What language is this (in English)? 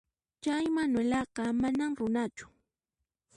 Puno Quechua